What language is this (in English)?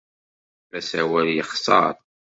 Kabyle